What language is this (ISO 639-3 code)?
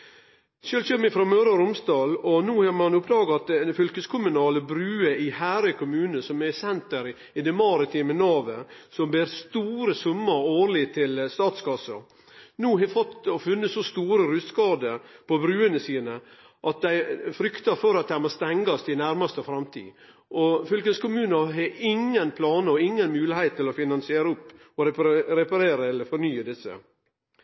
nno